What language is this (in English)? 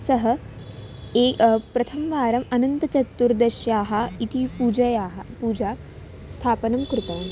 Sanskrit